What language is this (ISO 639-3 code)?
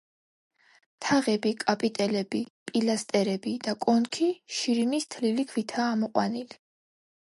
kat